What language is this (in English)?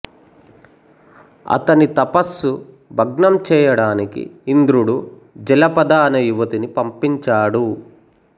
Telugu